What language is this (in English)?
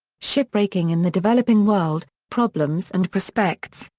English